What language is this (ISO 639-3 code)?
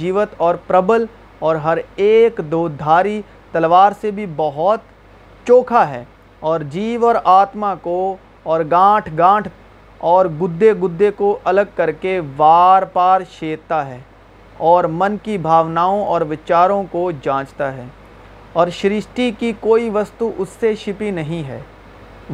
urd